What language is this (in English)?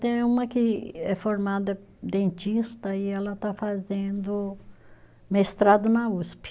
Portuguese